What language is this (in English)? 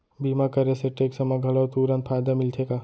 Chhattisgarhi